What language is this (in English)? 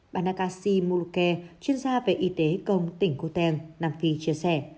Vietnamese